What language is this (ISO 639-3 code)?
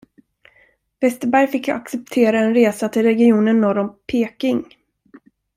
swe